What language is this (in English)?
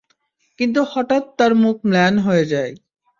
Bangla